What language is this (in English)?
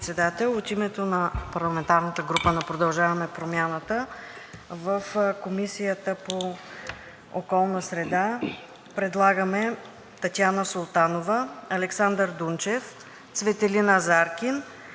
Bulgarian